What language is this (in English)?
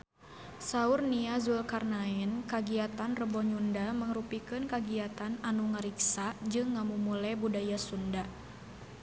Sundanese